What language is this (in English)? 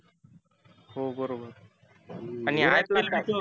Marathi